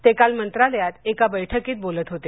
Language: Marathi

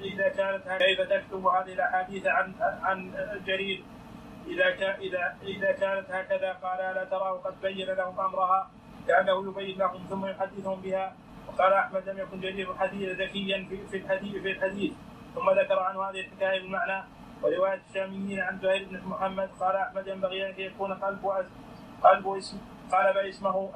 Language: Arabic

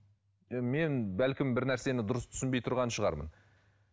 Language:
Kazakh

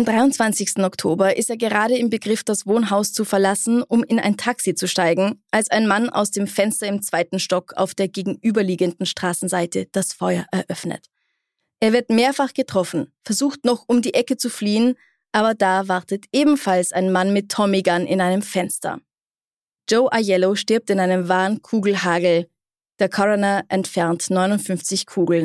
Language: German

